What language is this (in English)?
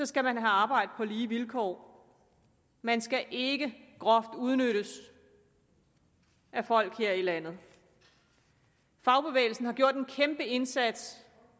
Danish